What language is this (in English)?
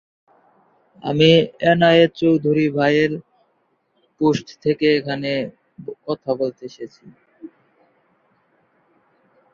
Bangla